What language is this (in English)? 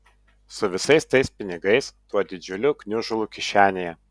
Lithuanian